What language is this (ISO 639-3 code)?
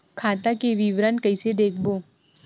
hne